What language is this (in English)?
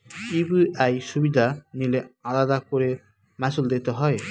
Bangla